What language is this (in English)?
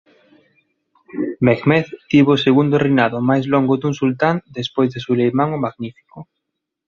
Galician